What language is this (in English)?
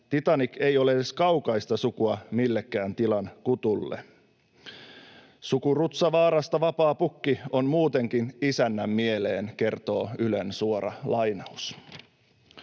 Finnish